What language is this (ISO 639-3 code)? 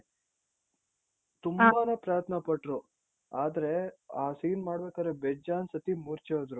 kan